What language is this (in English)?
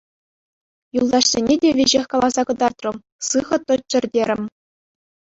Chuvash